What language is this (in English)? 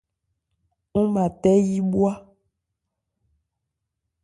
Ebrié